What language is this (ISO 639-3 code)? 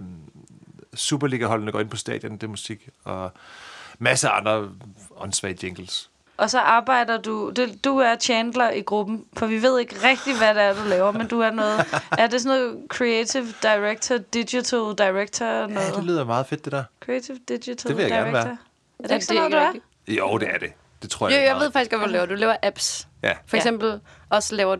dan